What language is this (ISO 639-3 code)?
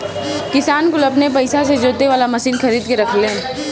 bho